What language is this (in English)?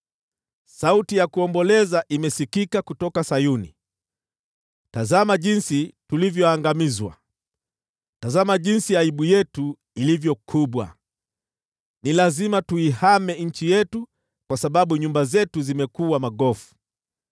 Swahili